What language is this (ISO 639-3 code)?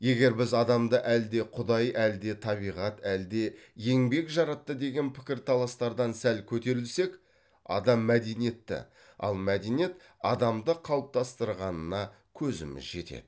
kaz